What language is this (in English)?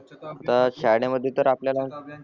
Marathi